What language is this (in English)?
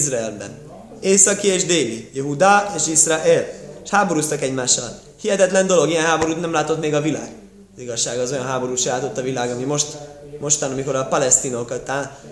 Hungarian